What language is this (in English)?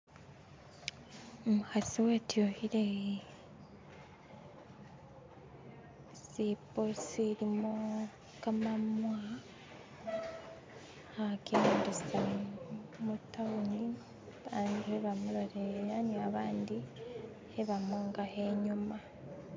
Masaaba